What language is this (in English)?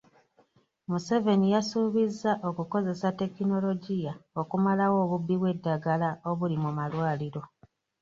Ganda